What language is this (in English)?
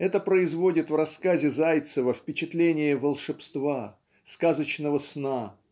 Russian